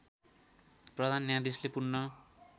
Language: Nepali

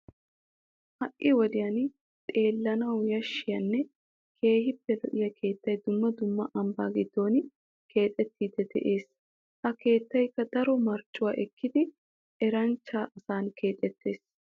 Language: Wolaytta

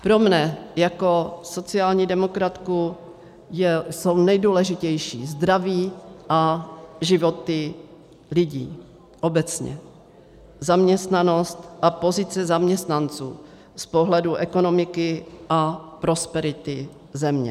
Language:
Czech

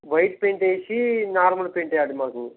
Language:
Telugu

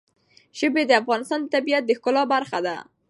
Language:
Pashto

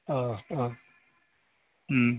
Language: Bodo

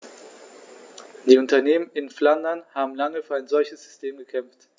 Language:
German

